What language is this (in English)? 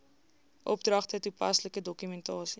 Afrikaans